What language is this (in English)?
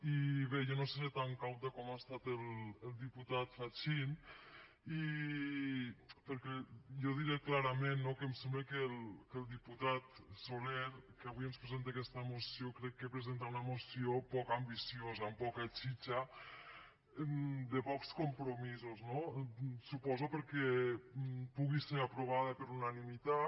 Catalan